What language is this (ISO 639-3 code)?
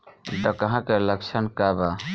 bho